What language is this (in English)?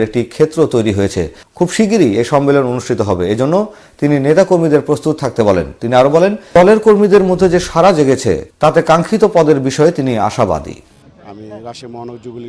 Korean